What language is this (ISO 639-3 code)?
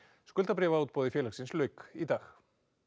isl